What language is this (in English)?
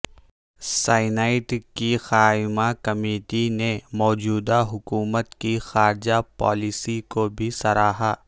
Urdu